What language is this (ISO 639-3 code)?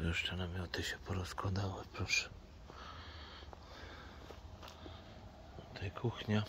pol